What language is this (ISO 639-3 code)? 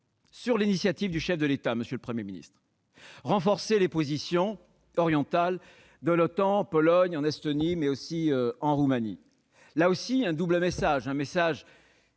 fra